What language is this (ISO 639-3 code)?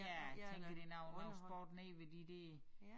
dan